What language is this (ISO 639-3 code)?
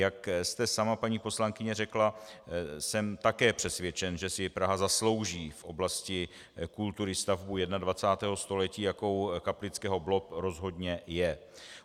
ces